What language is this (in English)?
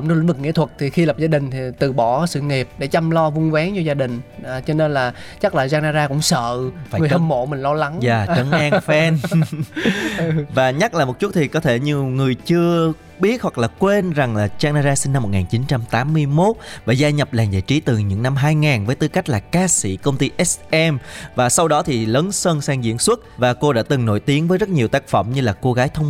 Vietnamese